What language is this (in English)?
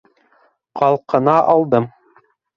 Bashkir